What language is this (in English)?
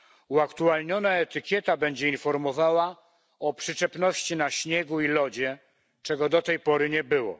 Polish